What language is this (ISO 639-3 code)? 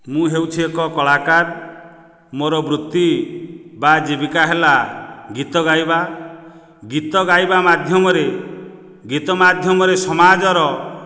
ori